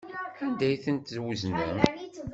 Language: Kabyle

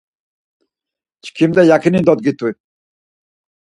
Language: Laz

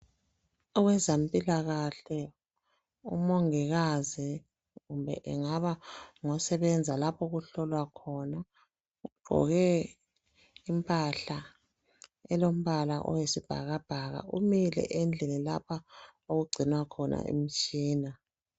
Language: North Ndebele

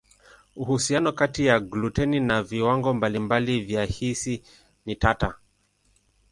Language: Swahili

